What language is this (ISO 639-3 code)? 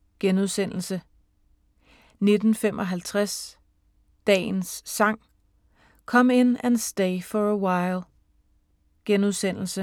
dan